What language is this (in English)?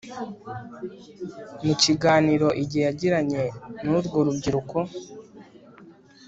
Kinyarwanda